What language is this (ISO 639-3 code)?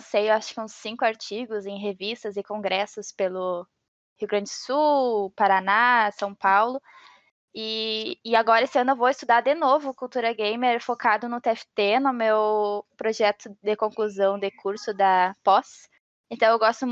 por